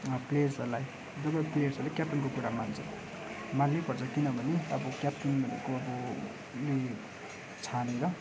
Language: Nepali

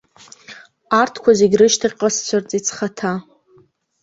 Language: Abkhazian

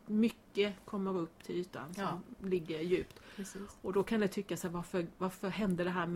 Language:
Swedish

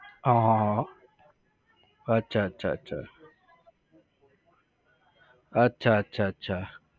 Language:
Gujarati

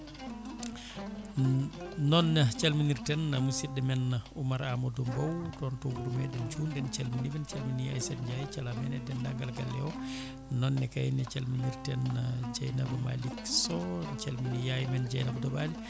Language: Fula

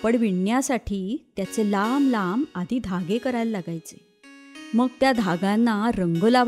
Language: Marathi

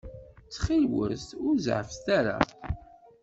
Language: Kabyle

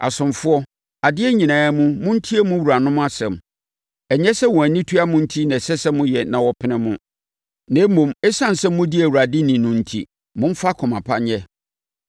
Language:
Akan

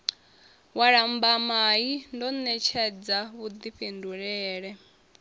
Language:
Venda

